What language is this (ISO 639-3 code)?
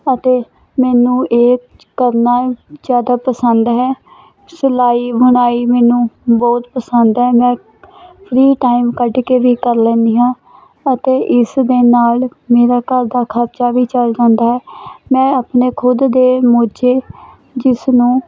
pan